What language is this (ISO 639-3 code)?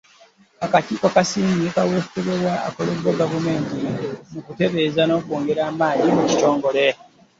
lug